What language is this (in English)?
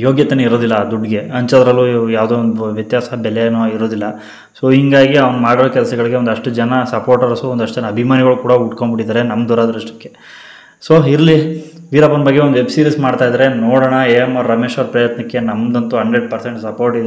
Hindi